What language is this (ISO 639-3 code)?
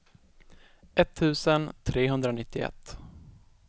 swe